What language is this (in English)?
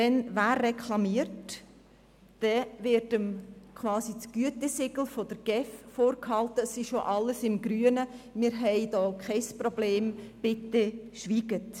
Swiss German